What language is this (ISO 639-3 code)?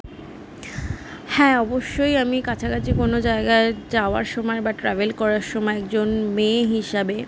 ben